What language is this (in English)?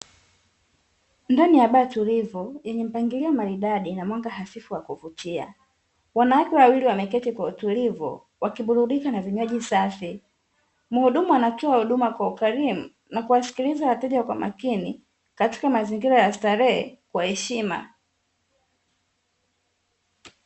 Swahili